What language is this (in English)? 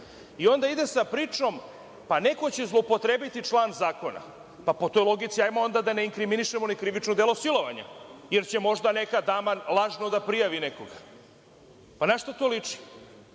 Serbian